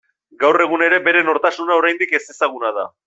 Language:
Basque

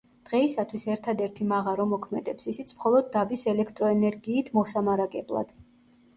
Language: Georgian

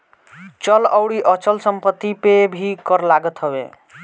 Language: Bhojpuri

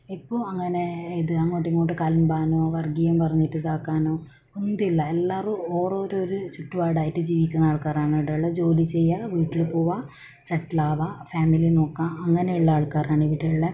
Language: Malayalam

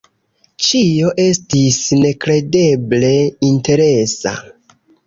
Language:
Esperanto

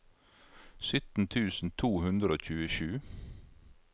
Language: Norwegian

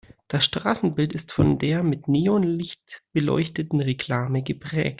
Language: German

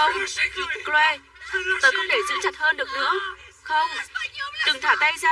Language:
Vietnamese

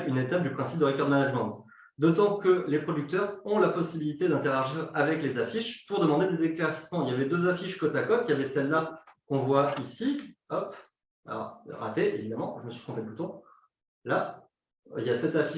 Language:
French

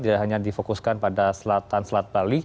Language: Indonesian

